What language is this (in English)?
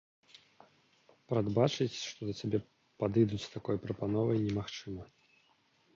Belarusian